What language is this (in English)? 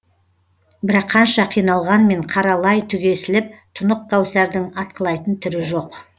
Kazakh